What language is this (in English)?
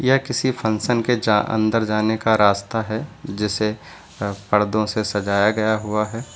Hindi